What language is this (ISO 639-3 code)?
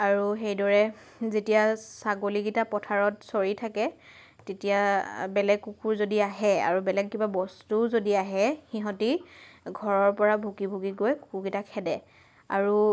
asm